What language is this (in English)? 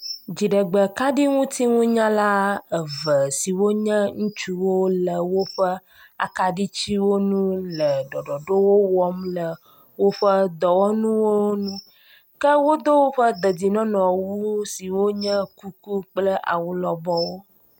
Ewe